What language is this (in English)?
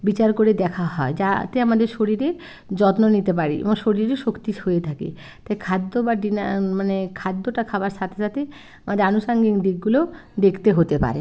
Bangla